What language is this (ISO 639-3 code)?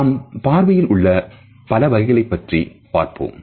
tam